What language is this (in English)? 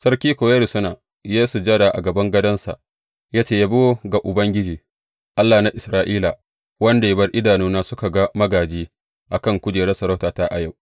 Hausa